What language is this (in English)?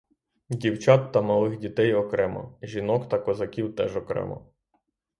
Ukrainian